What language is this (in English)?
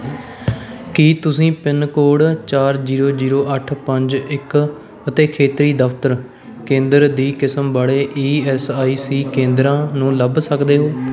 Punjabi